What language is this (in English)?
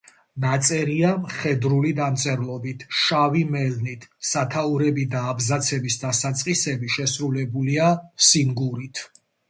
Georgian